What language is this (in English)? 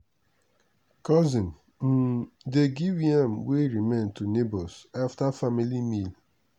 Nigerian Pidgin